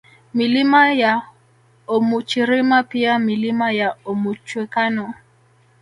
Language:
Swahili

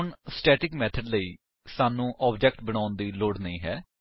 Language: Punjabi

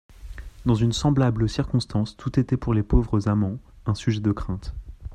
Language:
French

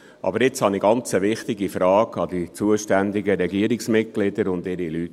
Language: Swiss German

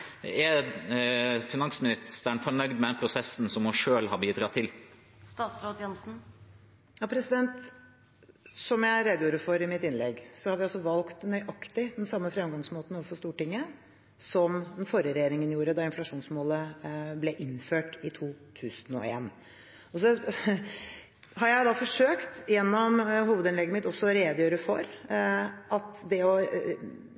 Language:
Norwegian Bokmål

